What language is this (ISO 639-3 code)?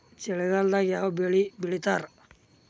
kan